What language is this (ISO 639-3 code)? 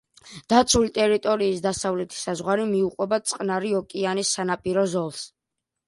kat